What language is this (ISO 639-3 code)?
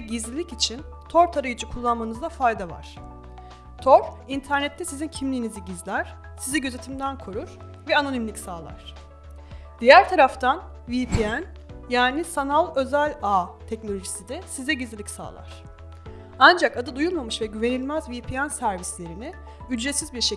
tur